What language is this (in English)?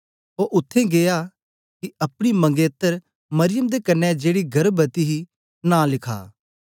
Dogri